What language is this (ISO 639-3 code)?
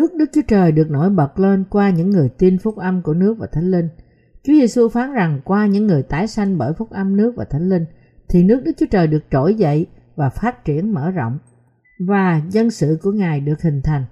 vie